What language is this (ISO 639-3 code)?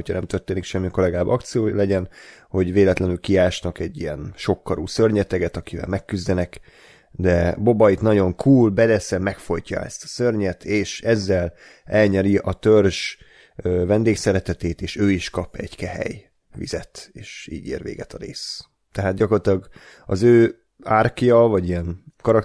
hun